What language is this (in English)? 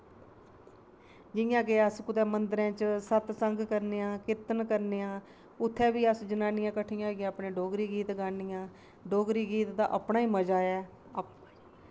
Dogri